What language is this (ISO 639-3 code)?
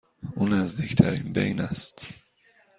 fas